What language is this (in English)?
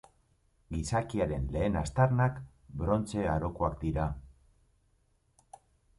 Basque